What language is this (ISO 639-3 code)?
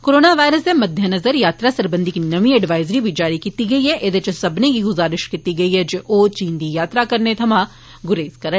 doi